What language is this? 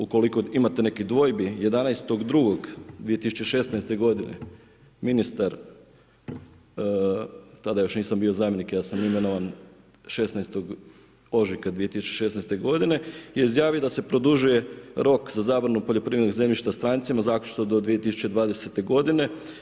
Croatian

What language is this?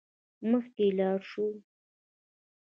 Pashto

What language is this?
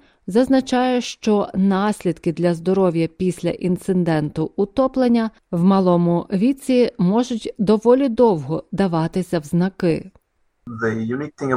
Ukrainian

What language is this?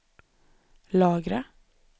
Swedish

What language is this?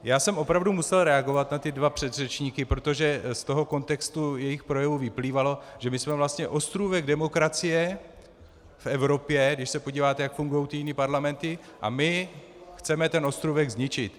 Czech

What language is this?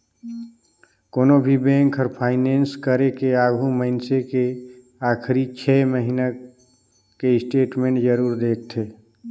Chhattisgarhi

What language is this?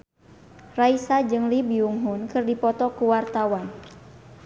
Sundanese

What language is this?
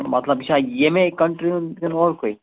Kashmiri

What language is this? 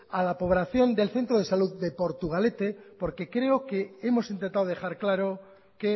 Spanish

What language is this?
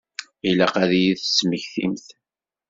Kabyle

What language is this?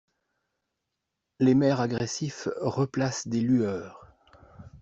French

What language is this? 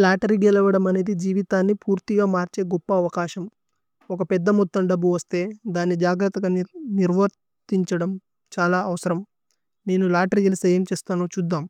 Tulu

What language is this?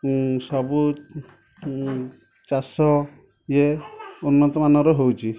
Odia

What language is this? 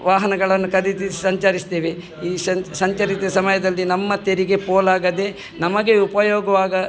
Kannada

